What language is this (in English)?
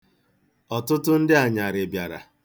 Igbo